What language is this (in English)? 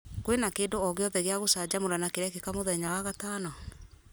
Kikuyu